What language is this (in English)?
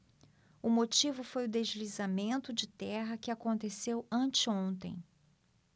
Portuguese